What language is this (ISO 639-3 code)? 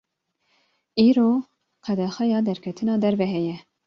kur